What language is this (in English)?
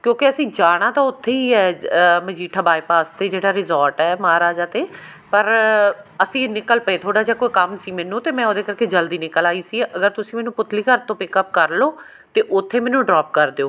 Punjabi